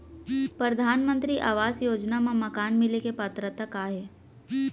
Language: Chhattisgarhi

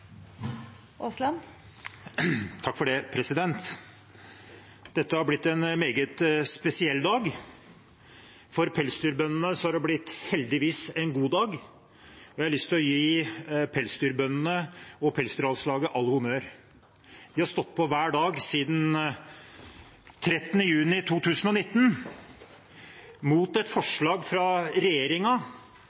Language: Norwegian Bokmål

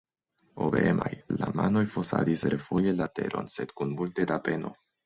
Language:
Esperanto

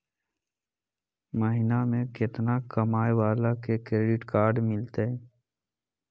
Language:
Magahi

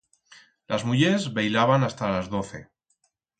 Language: Aragonese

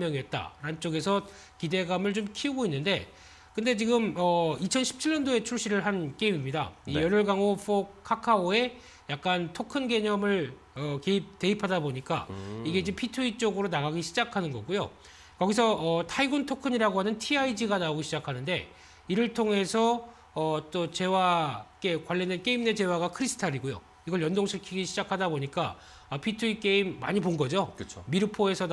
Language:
Korean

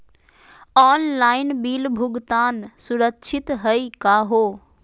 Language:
Magahi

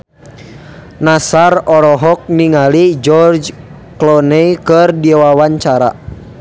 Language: Sundanese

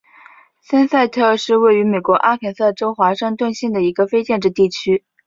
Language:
Chinese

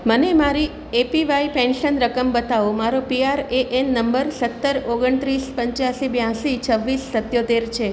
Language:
Gujarati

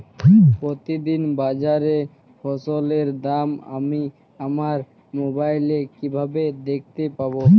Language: Bangla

